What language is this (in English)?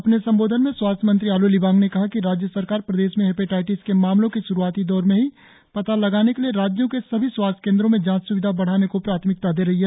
Hindi